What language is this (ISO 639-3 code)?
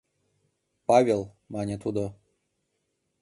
chm